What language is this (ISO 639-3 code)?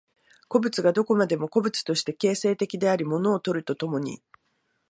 jpn